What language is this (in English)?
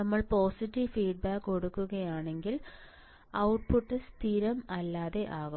Malayalam